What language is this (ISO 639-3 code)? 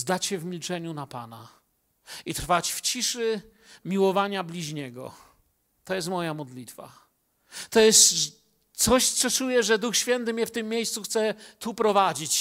pol